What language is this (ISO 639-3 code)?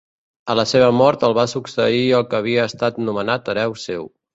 cat